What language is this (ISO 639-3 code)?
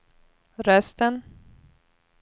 swe